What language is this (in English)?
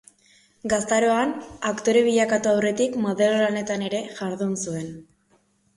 Basque